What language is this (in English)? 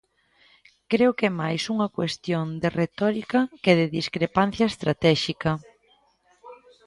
Galician